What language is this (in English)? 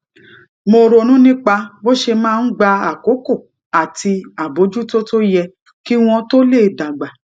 Yoruba